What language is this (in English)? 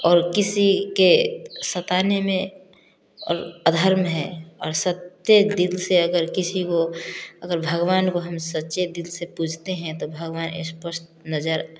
Hindi